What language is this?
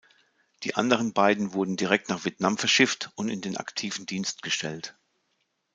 German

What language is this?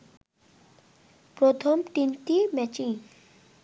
Bangla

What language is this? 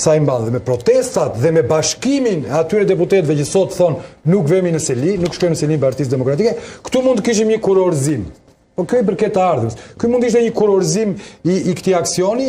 Romanian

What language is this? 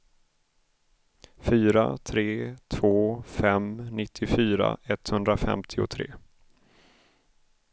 Swedish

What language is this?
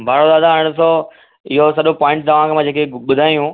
Sindhi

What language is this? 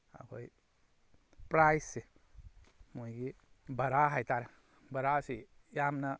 Manipuri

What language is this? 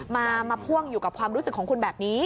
Thai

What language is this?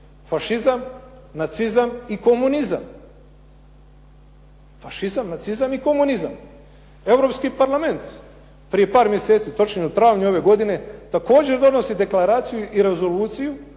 Croatian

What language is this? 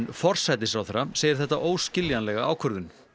Icelandic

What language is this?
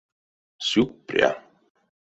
Erzya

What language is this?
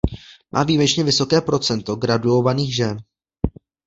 Czech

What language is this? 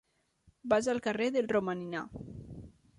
Catalan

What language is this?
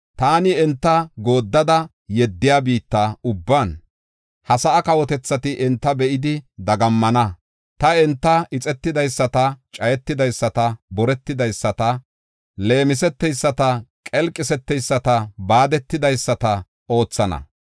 Gofa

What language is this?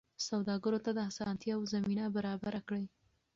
Pashto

